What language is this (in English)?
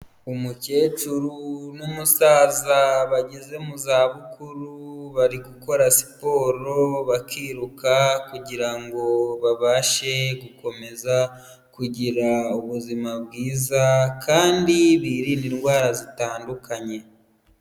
Kinyarwanda